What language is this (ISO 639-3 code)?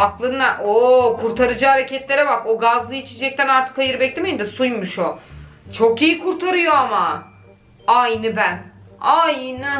tur